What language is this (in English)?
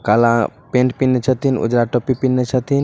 Magahi